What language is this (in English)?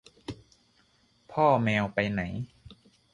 Thai